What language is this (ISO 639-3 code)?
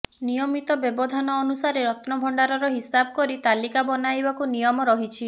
ori